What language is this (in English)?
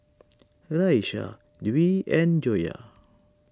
English